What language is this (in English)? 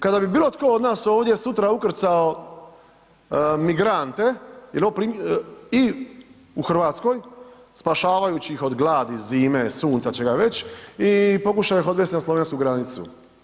Croatian